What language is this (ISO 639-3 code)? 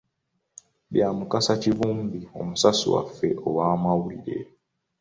lug